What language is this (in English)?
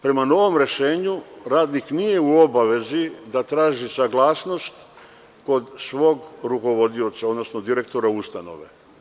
Serbian